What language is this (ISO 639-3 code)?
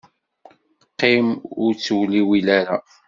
kab